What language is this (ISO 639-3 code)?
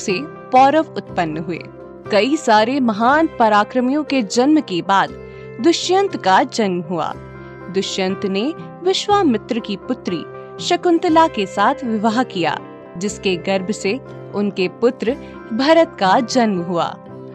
hin